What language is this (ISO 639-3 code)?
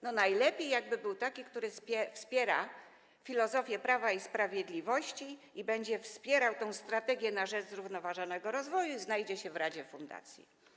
pol